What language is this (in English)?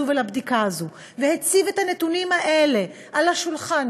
Hebrew